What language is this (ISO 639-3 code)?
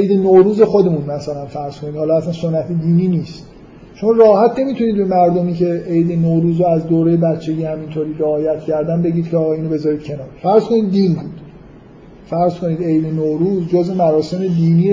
fas